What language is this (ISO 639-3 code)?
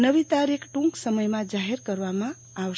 guj